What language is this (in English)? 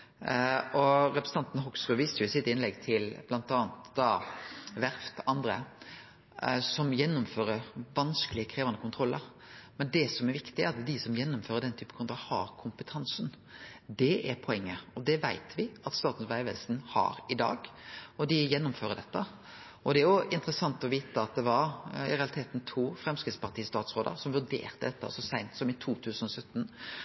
Norwegian Nynorsk